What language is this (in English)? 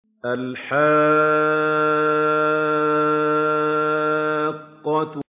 Arabic